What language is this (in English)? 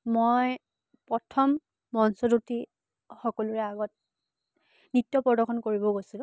Assamese